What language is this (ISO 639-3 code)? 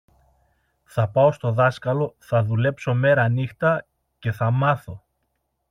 ell